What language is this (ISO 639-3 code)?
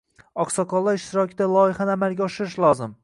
uzb